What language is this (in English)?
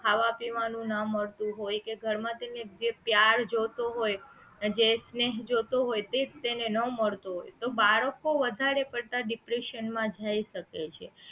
Gujarati